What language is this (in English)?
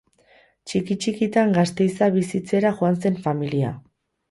Basque